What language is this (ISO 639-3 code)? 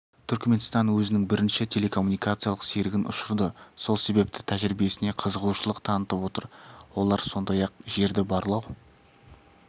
kaz